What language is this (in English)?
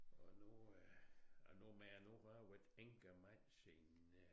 Danish